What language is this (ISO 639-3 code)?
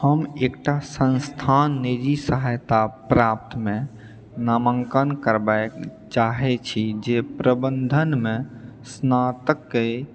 mai